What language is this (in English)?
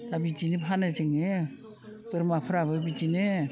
Bodo